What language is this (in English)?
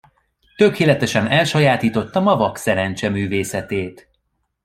Hungarian